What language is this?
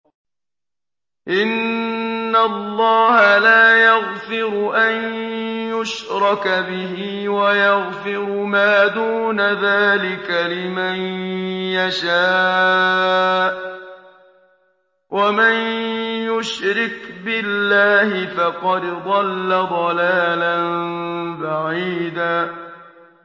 Arabic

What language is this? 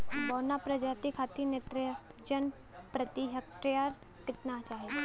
Bhojpuri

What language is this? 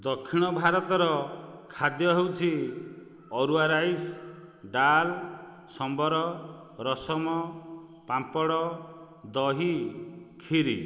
Odia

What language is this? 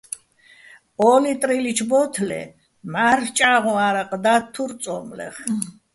Bats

